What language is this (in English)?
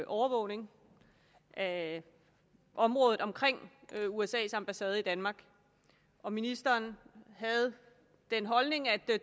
Danish